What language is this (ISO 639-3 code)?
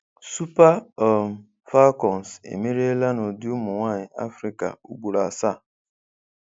ibo